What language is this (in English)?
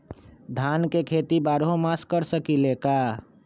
Magahi